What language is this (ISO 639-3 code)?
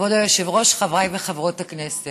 heb